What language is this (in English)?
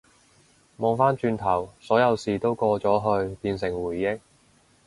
Cantonese